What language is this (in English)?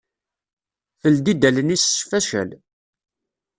Kabyle